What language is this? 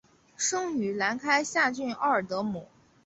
Chinese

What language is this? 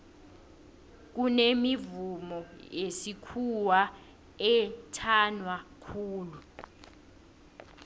South Ndebele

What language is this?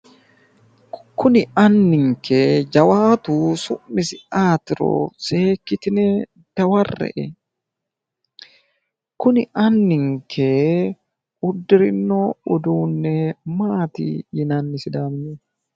Sidamo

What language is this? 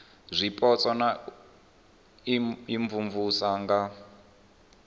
Venda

